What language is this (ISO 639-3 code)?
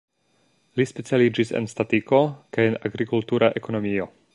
epo